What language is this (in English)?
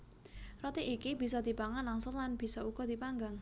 Javanese